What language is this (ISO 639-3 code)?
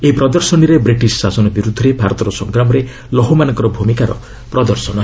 ori